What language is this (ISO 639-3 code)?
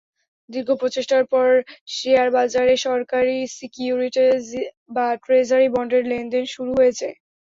ben